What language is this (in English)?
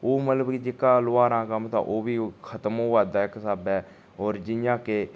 Dogri